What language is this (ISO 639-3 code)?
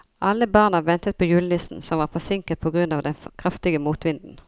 nor